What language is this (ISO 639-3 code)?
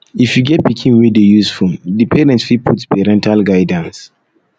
pcm